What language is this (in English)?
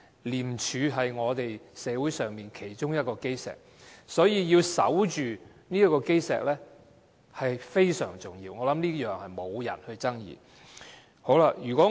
Cantonese